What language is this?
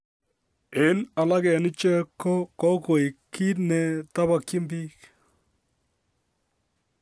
Kalenjin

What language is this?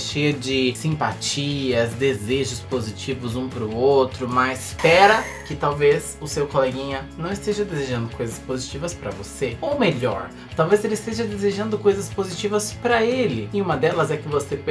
Portuguese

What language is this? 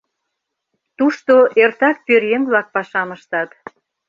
Mari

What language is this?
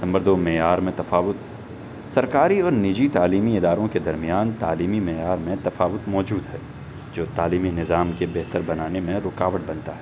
Urdu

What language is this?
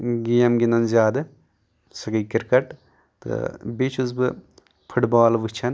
Kashmiri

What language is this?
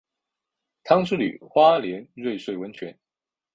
Chinese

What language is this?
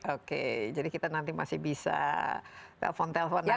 Indonesian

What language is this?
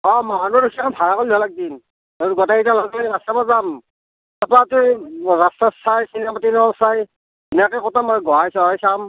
Assamese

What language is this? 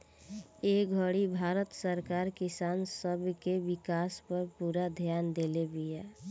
Bhojpuri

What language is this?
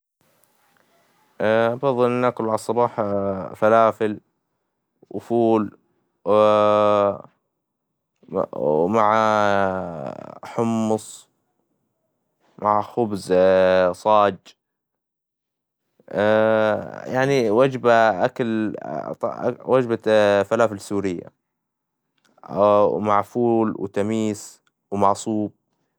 Hijazi Arabic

